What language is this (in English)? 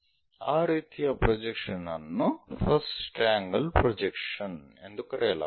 Kannada